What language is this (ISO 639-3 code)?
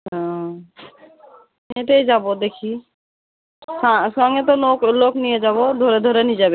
ben